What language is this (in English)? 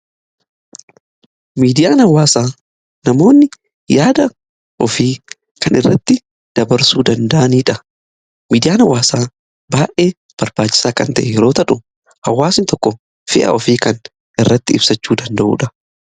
Oromo